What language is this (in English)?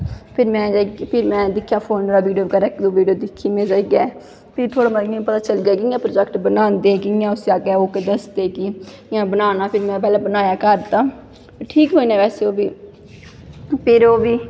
Dogri